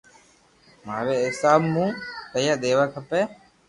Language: Loarki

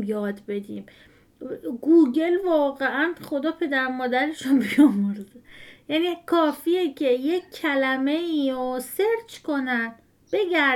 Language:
Persian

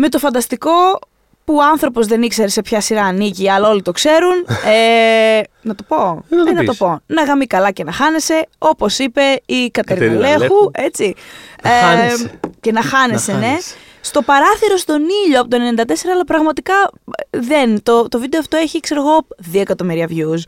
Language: Greek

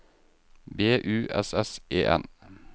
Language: Norwegian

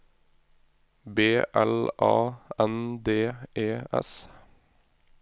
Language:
Norwegian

